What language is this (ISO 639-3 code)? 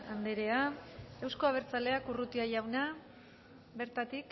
eus